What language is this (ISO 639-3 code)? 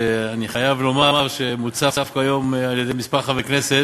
heb